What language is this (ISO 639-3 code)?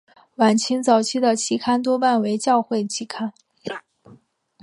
zho